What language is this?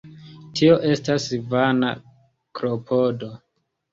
Esperanto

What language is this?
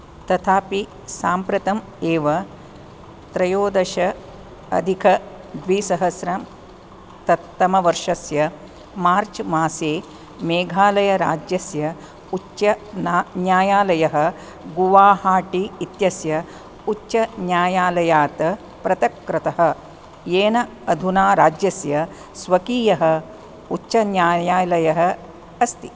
Sanskrit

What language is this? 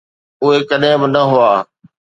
Sindhi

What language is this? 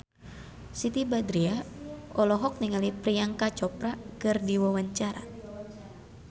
Sundanese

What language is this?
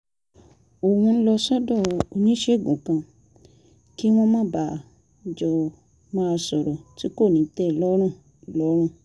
Yoruba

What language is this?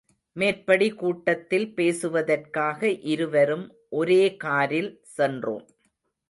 Tamil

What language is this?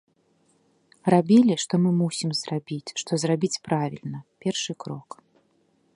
Belarusian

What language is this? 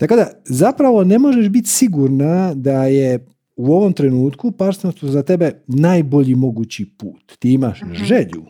Croatian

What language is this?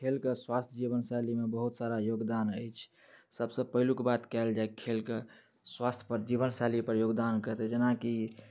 Maithili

